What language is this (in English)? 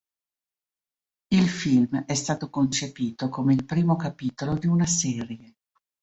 Italian